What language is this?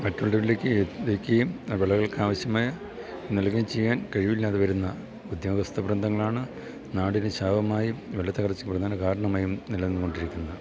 Malayalam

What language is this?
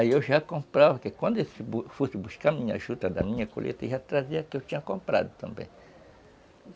Portuguese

